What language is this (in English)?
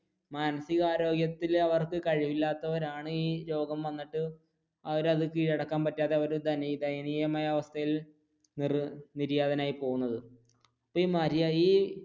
Malayalam